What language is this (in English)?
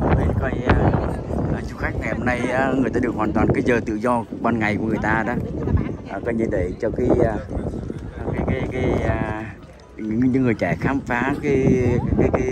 Vietnamese